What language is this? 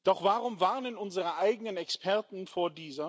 German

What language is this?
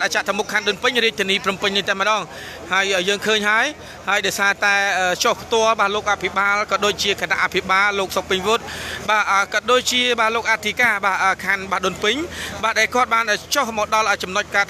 Thai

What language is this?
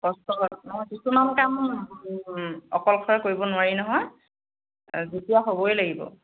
Assamese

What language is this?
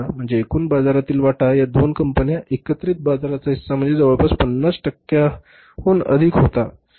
Marathi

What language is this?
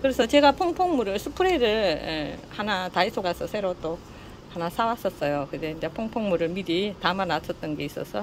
Korean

